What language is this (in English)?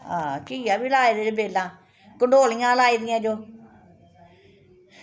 Dogri